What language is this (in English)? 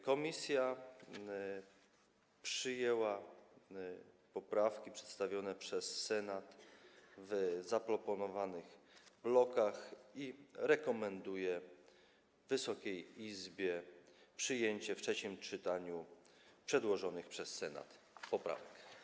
Polish